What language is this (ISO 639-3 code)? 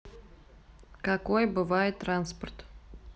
rus